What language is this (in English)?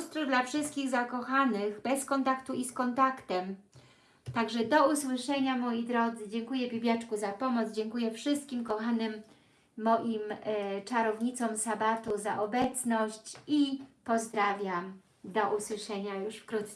Polish